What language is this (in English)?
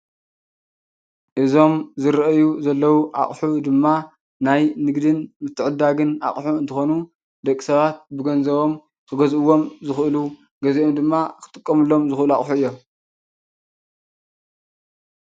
Tigrinya